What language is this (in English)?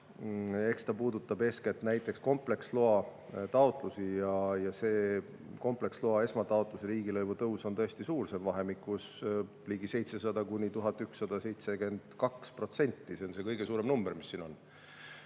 Estonian